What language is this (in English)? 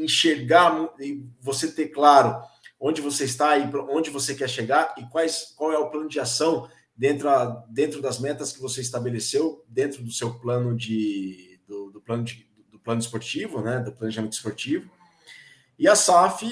Portuguese